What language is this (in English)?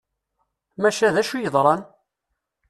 Kabyle